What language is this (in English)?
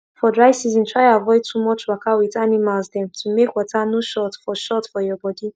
Nigerian Pidgin